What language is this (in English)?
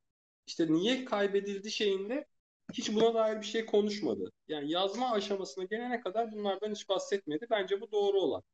Turkish